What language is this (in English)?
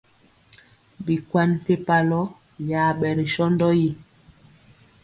Mpiemo